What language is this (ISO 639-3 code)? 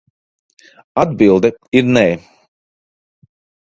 lav